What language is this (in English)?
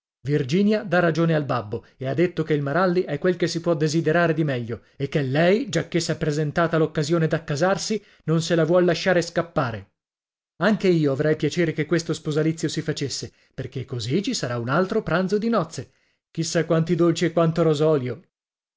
Italian